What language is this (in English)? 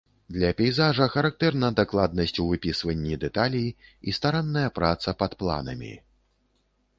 Belarusian